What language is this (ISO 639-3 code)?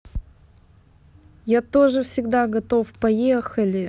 rus